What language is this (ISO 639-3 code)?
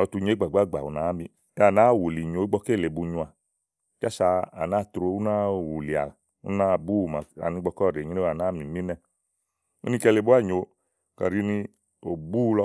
ahl